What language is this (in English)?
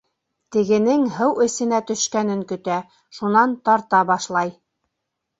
Bashkir